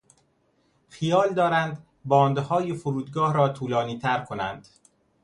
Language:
Persian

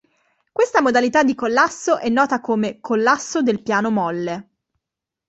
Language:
Italian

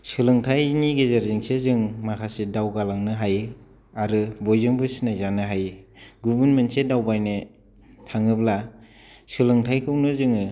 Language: Bodo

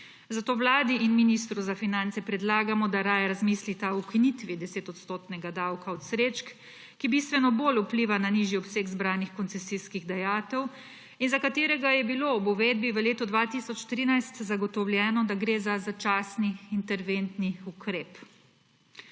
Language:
Slovenian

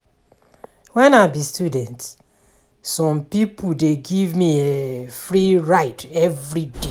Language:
Nigerian Pidgin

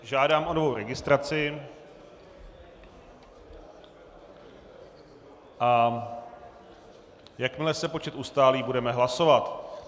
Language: Czech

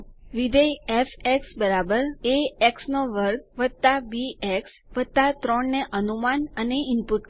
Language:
Gujarati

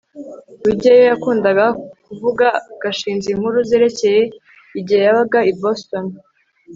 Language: Kinyarwanda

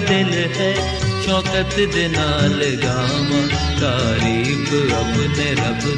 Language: Punjabi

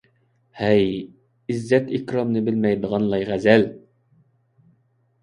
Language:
Uyghur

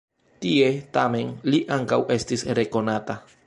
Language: Esperanto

